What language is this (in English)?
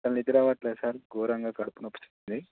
Telugu